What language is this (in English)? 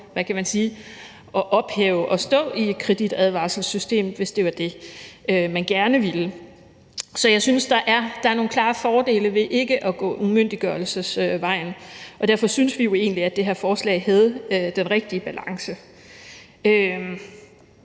Danish